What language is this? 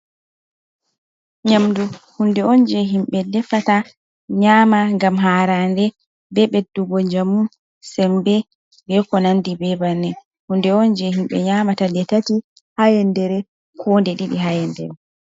Fula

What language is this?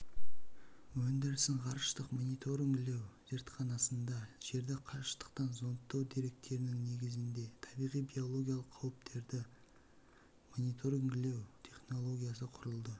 Kazakh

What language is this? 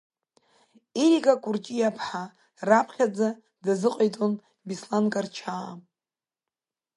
Abkhazian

